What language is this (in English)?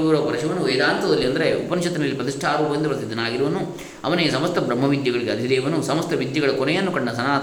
Kannada